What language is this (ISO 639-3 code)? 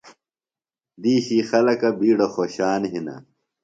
phl